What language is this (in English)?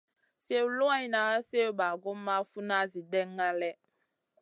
Masana